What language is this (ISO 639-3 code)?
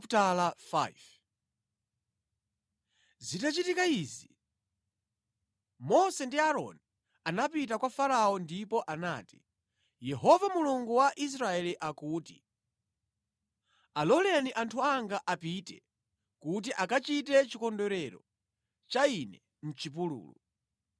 nya